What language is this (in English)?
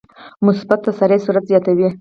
Pashto